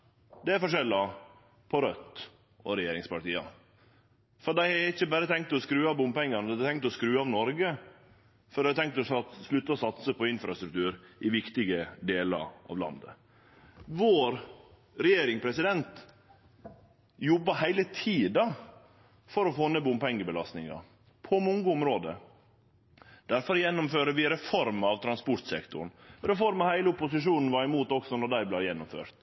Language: Norwegian Nynorsk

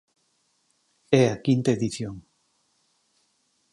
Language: Galician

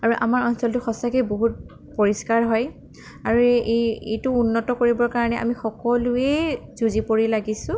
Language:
Assamese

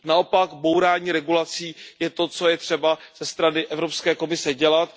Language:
Czech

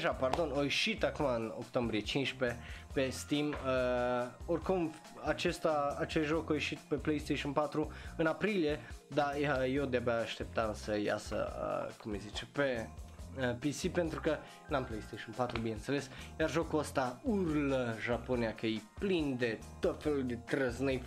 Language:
Romanian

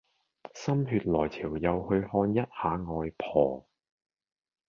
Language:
Cantonese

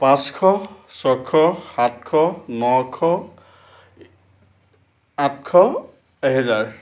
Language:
Assamese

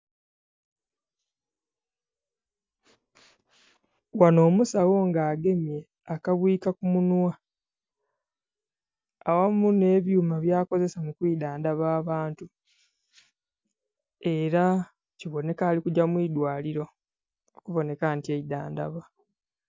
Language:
Soga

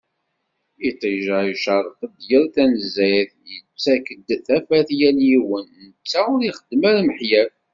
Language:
Kabyle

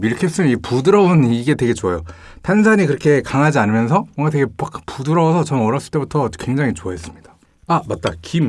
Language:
Korean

